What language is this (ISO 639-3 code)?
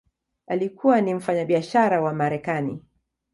swa